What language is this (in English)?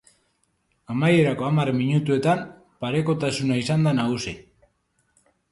Basque